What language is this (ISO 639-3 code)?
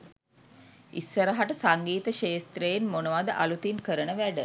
sin